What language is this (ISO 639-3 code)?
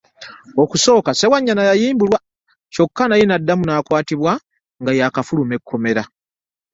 lug